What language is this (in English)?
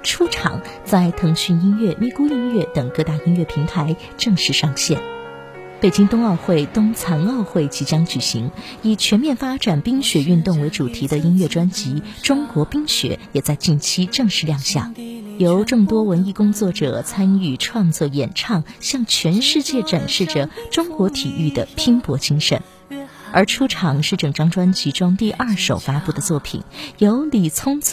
Chinese